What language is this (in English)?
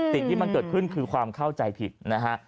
Thai